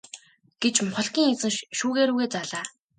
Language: Mongolian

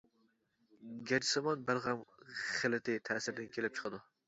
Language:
Uyghur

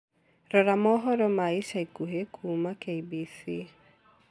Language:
Kikuyu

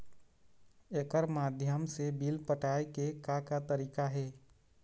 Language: Chhattisgarhi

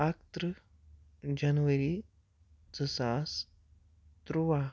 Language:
Kashmiri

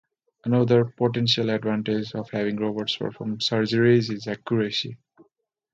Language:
English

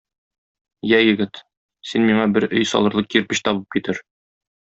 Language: Tatar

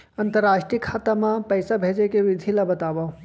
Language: Chhattisgarhi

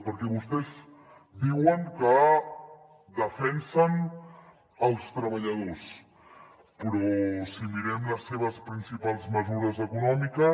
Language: Catalan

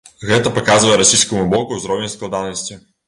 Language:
Belarusian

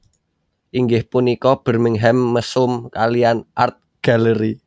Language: Javanese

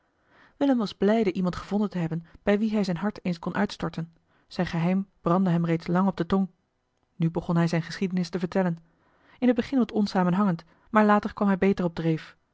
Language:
Dutch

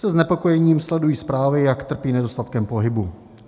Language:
Czech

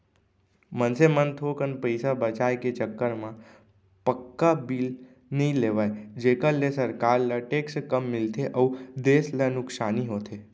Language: Chhattisgarhi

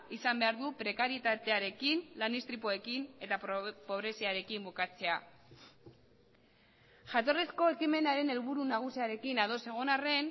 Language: Basque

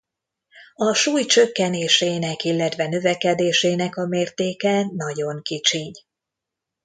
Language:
Hungarian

